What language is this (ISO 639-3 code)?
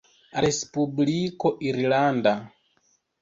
epo